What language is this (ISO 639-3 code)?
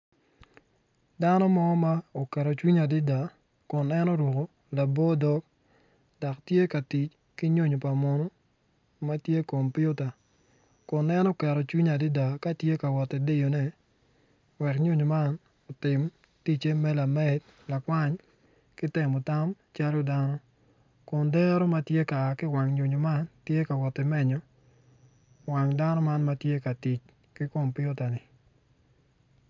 ach